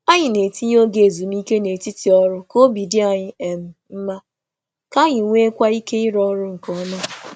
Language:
Igbo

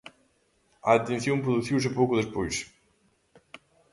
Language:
Galician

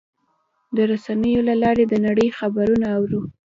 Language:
Pashto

